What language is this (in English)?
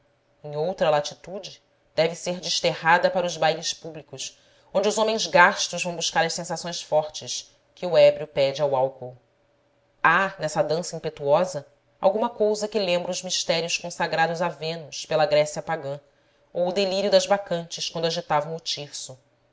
Portuguese